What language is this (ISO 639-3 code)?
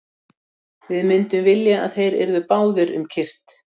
isl